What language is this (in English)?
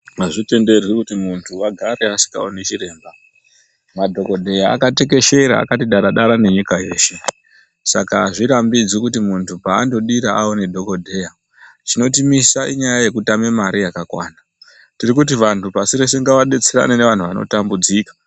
Ndau